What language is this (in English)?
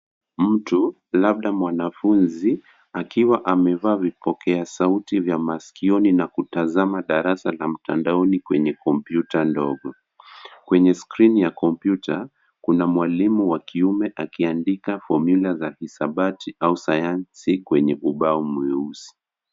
Swahili